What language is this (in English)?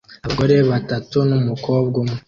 Kinyarwanda